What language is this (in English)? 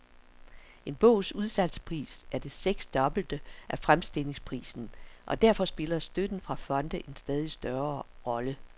Danish